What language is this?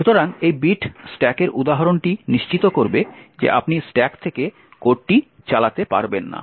Bangla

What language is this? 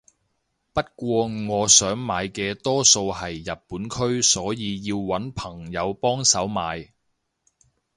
Cantonese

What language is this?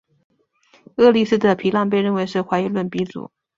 Chinese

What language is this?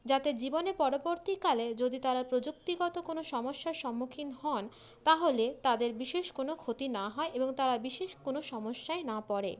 Bangla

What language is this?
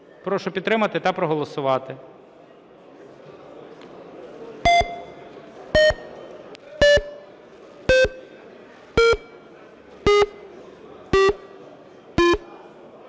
Ukrainian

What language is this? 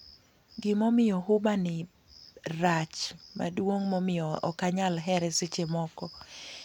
Luo (Kenya and Tanzania)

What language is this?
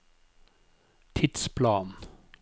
Norwegian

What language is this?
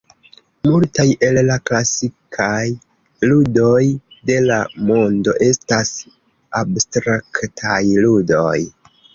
Esperanto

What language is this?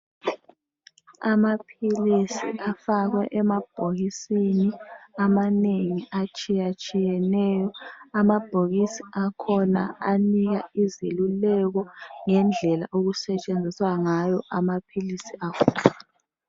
North Ndebele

